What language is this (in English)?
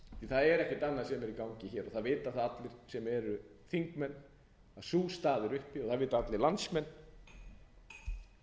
Icelandic